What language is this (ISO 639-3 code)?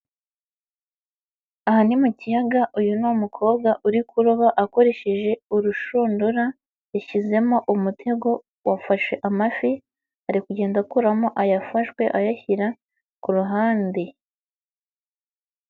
kin